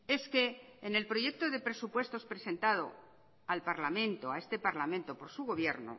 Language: Spanish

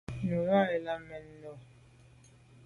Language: Medumba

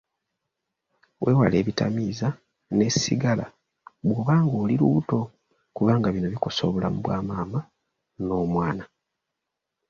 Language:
Ganda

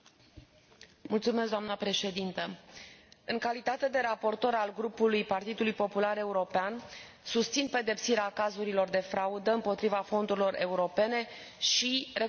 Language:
Romanian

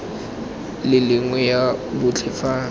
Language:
Tswana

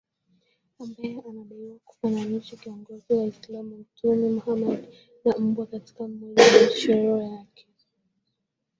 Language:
Swahili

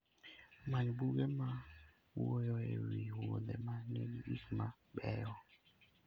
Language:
Luo (Kenya and Tanzania)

